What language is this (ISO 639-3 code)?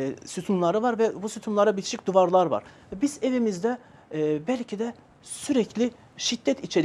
tur